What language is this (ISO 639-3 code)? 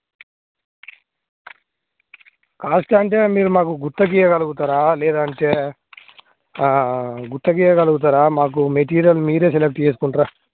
tel